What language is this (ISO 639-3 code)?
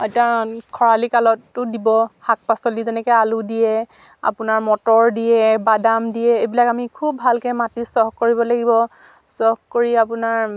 asm